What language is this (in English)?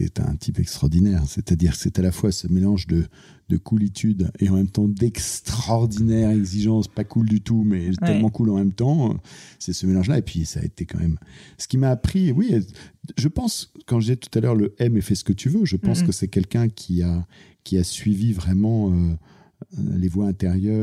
French